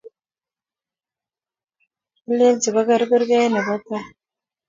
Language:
Kalenjin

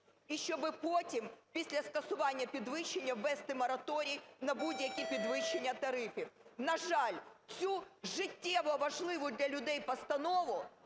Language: Ukrainian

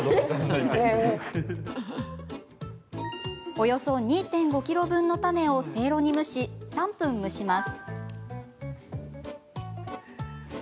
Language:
Japanese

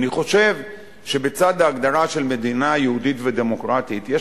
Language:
Hebrew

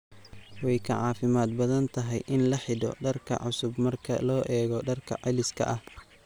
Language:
Somali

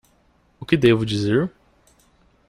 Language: Portuguese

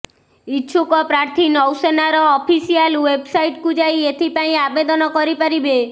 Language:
Odia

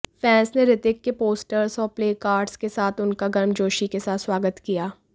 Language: Hindi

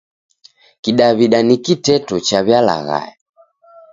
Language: Taita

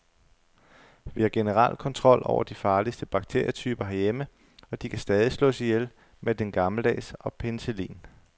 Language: Danish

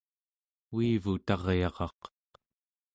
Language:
Central Yupik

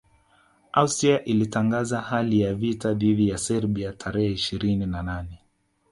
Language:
Swahili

